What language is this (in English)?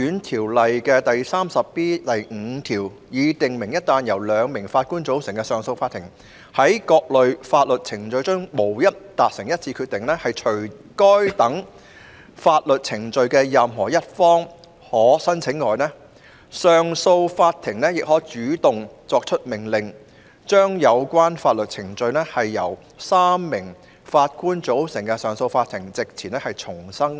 Cantonese